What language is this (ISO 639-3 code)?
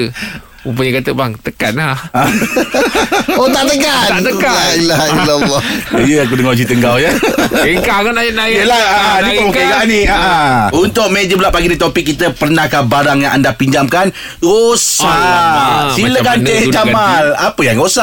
msa